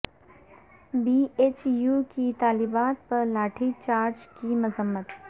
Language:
Urdu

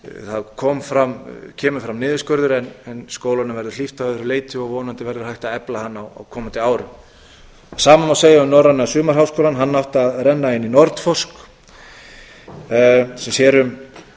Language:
Icelandic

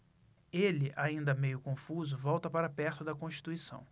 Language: Portuguese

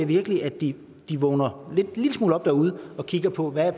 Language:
Danish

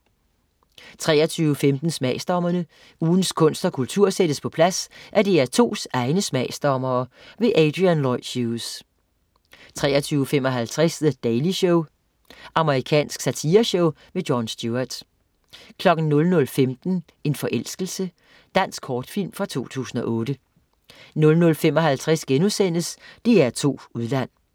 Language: Danish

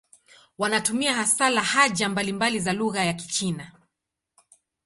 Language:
Swahili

